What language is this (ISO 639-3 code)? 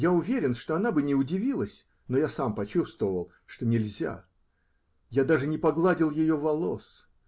rus